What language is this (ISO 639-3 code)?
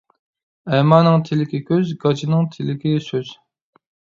uig